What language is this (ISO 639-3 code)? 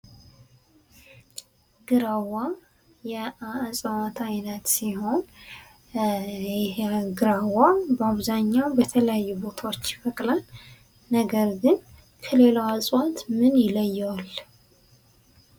amh